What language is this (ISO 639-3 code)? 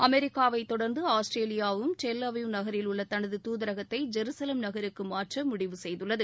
tam